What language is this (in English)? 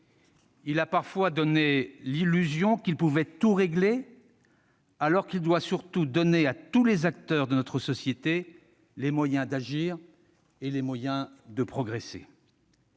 French